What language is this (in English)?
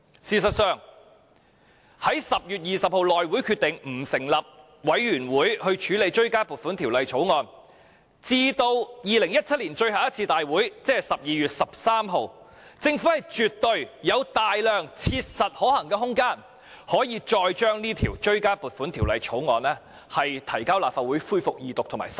Cantonese